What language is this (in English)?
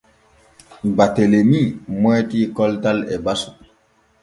Borgu Fulfulde